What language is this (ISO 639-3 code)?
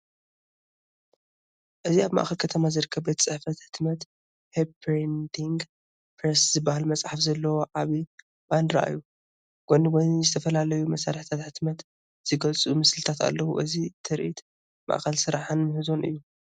tir